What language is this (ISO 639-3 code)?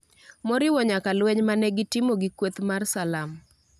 luo